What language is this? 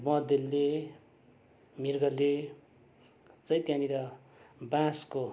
Nepali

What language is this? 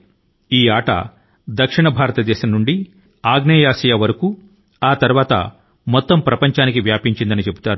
Telugu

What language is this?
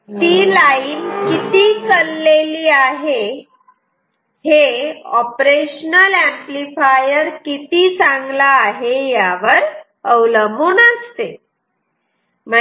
Marathi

